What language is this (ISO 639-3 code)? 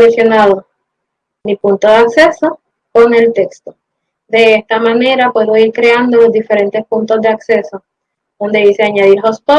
spa